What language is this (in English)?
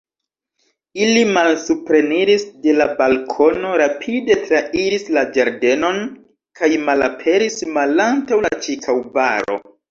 Esperanto